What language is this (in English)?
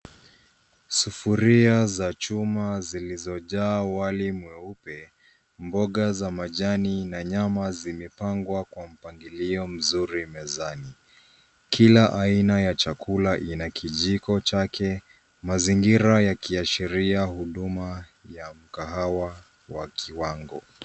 Swahili